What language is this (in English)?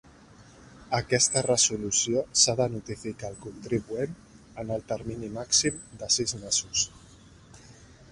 Catalan